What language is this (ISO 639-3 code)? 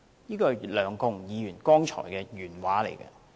yue